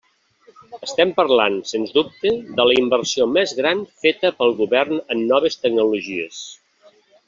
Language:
Catalan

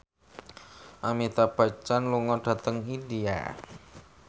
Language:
Javanese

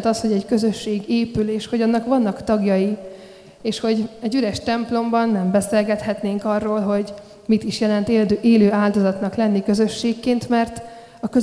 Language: Hungarian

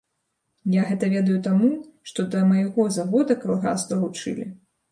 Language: Belarusian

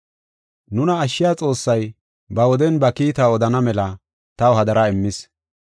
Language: Gofa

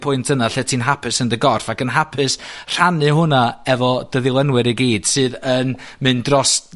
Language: Welsh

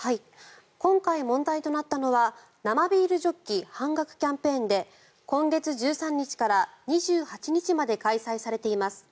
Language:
Japanese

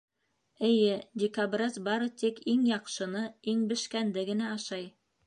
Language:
Bashkir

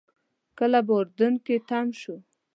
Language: Pashto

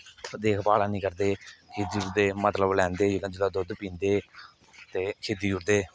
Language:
Dogri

